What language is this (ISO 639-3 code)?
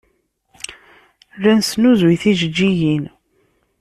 kab